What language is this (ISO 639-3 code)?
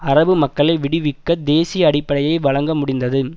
tam